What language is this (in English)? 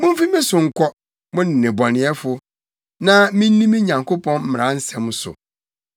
Akan